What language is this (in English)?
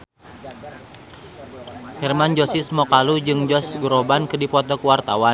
Sundanese